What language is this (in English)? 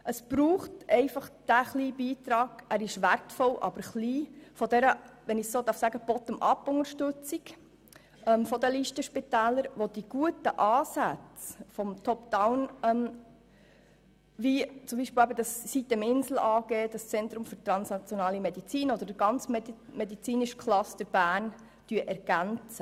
Swiss German